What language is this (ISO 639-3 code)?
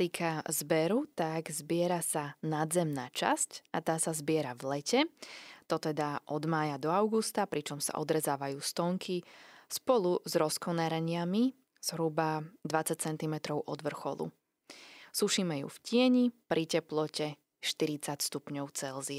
slk